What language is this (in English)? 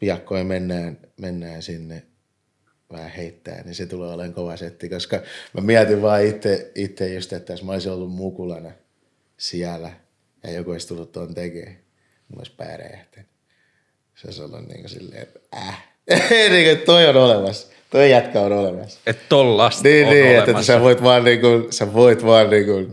Finnish